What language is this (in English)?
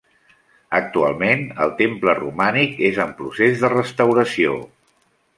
Catalan